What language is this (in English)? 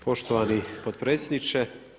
Croatian